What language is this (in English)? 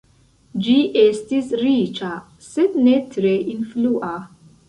Esperanto